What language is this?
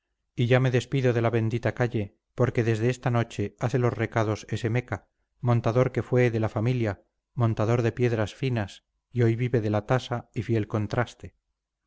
Spanish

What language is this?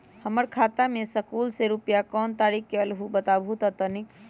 Magahi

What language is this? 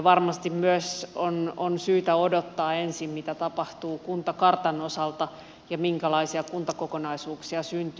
Finnish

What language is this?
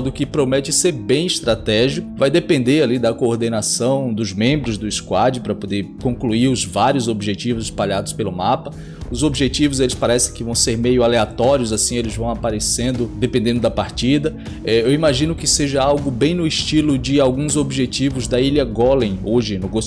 Portuguese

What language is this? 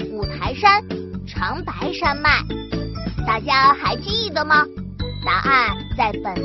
Chinese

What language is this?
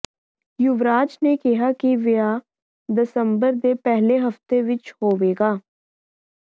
Punjabi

